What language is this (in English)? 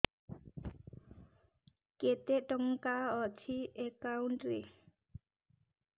Odia